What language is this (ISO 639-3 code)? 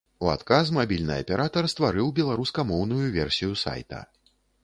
bel